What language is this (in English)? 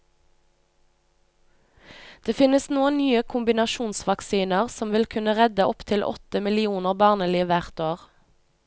Norwegian